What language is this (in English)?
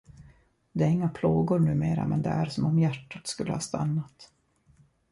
Swedish